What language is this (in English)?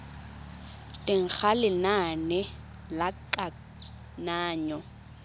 Tswana